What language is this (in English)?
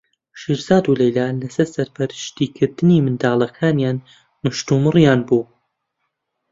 Central Kurdish